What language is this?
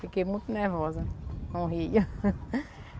Portuguese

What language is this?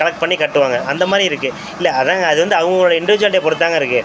Tamil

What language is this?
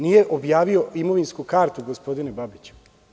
Serbian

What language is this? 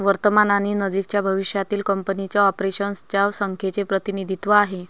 Marathi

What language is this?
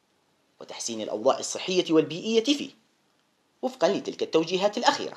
Arabic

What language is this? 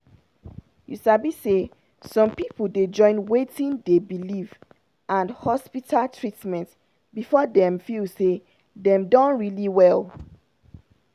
Nigerian Pidgin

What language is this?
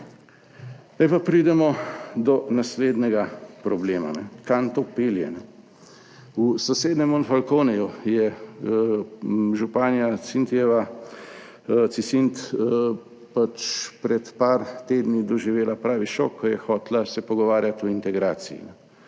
Slovenian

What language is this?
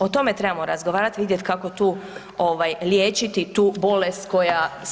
Croatian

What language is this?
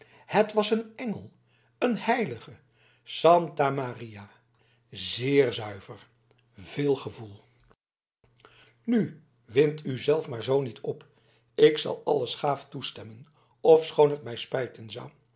Dutch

